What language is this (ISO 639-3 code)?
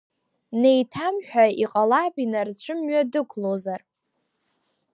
abk